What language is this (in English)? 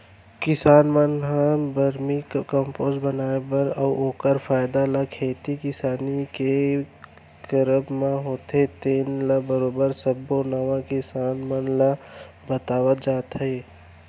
Chhattisgarhi